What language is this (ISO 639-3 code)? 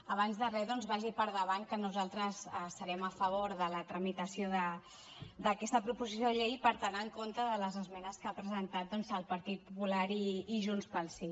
cat